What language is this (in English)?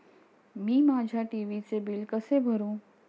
Marathi